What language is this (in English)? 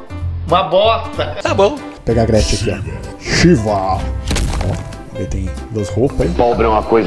Portuguese